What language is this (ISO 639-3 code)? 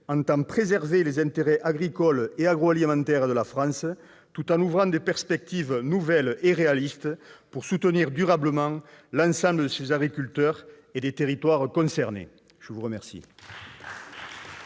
fra